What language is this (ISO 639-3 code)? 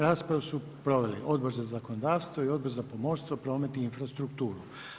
hrv